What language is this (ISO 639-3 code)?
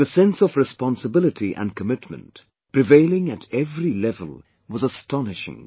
eng